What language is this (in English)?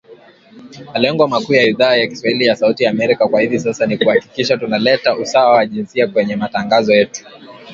Swahili